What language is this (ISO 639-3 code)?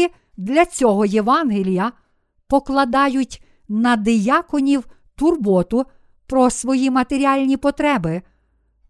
ukr